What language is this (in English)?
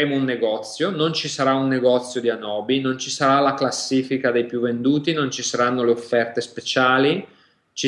Italian